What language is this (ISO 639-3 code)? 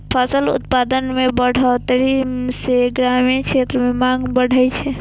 mai